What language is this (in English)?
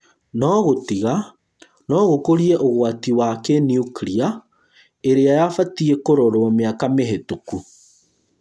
Kikuyu